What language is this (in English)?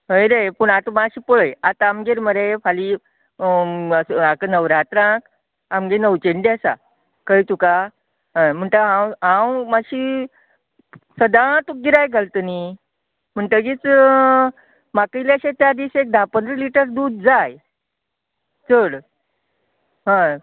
Konkani